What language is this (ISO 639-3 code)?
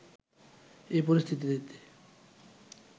ben